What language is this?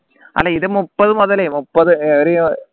Malayalam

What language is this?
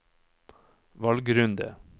Norwegian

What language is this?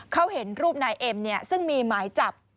Thai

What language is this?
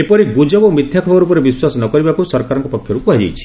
Odia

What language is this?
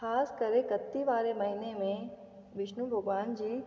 Sindhi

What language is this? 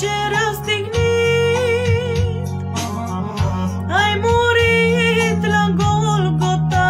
Romanian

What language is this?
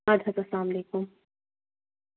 Kashmiri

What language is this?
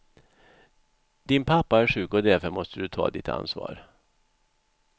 Swedish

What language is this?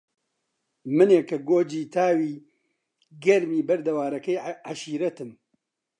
Central Kurdish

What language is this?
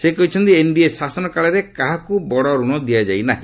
Odia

